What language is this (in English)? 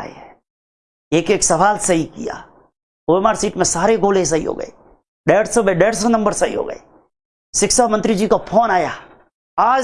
Hindi